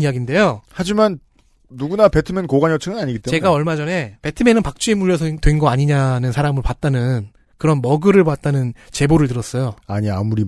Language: Korean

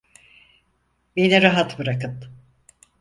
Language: Turkish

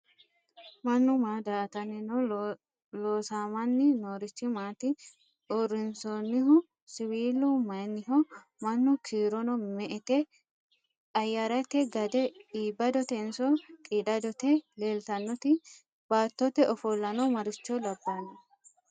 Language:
Sidamo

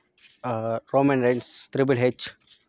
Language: Telugu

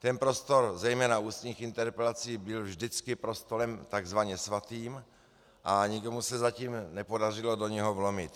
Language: Czech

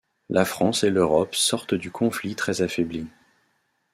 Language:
French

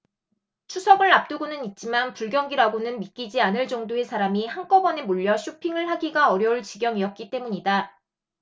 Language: Korean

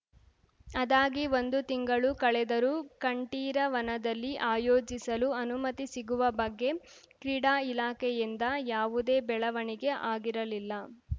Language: Kannada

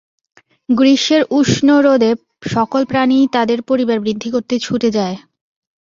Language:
Bangla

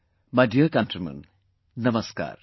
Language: English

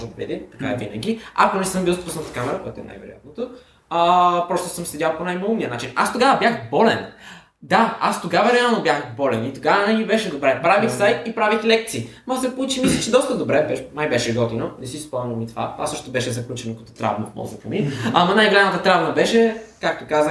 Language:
Bulgarian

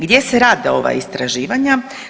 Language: Croatian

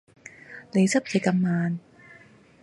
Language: Cantonese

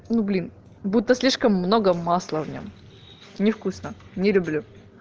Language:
Russian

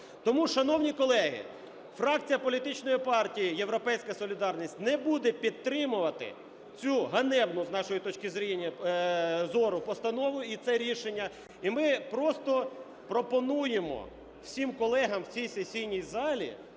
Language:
Ukrainian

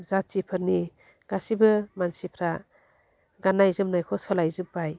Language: Bodo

